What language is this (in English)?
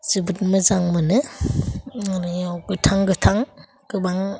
Bodo